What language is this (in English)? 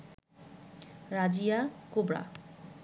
Bangla